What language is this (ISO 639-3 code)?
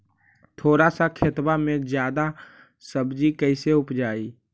mag